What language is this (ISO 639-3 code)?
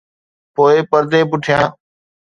snd